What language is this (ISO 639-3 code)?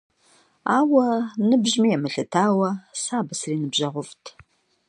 kbd